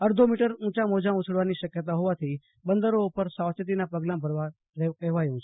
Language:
Gujarati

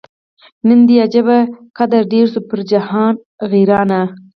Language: Pashto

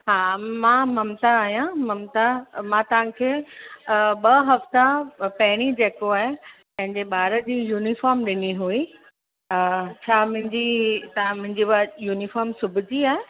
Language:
Sindhi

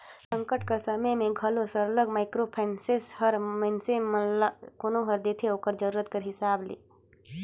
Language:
Chhattisgarhi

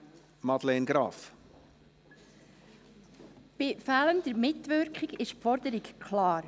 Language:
Swiss German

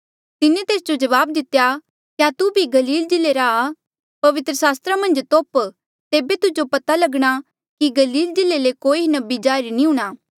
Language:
Mandeali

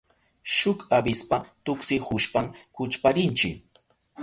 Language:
Southern Pastaza Quechua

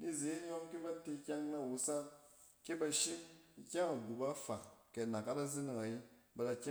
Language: Cen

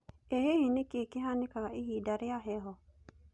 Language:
Kikuyu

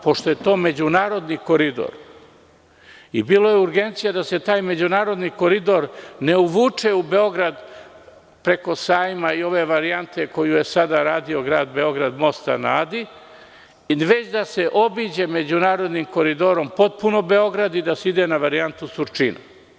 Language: Serbian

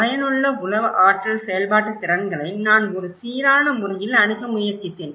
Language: Tamil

